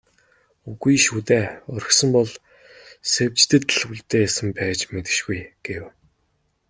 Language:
Mongolian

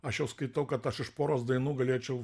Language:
Lithuanian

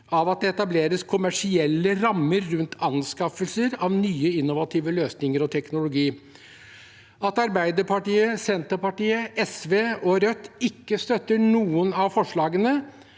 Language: Norwegian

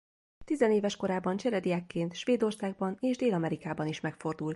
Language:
Hungarian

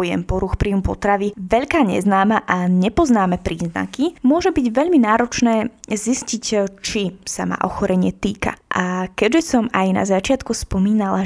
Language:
Slovak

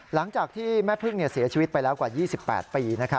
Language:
Thai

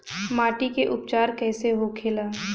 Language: Bhojpuri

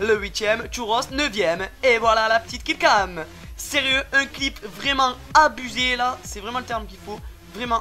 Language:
French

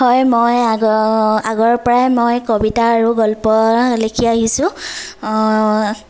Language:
Assamese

